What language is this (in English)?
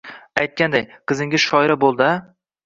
Uzbek